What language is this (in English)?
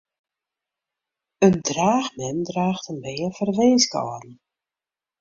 Western Frisian